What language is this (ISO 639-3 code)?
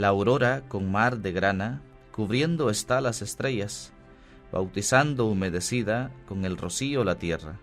spa